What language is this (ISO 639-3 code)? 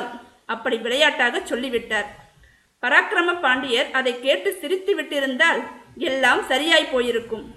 tam